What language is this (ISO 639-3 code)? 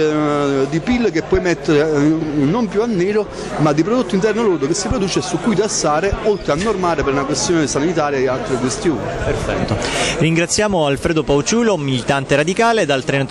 ita